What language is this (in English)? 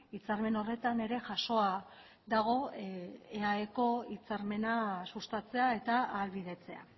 Basque